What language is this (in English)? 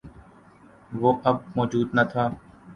Urdu